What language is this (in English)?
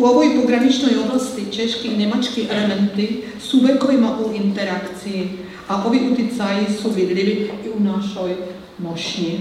Czech